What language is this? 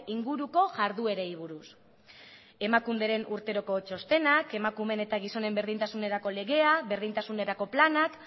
Basque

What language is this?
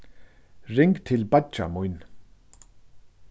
Faroese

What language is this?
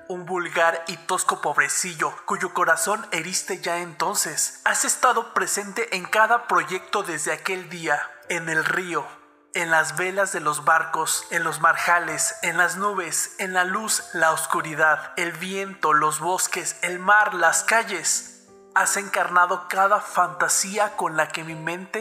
Spanish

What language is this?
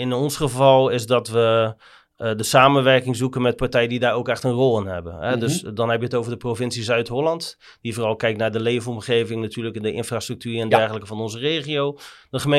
Dutch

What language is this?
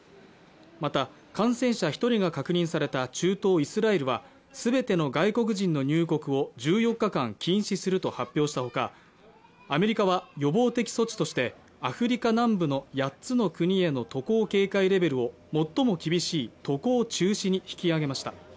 Japanese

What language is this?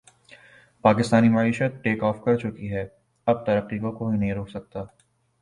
Urdu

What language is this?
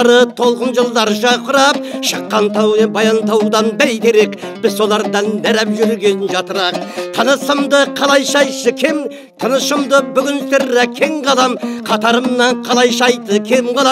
Turkish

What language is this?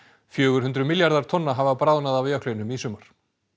Icelandic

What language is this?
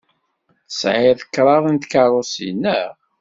Kabyle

